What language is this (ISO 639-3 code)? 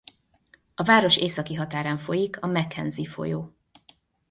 hun